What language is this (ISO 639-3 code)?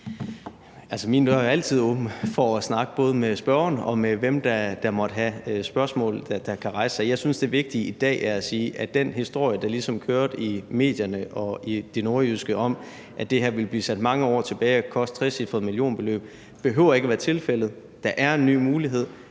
dan